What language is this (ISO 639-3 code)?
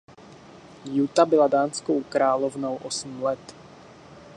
ces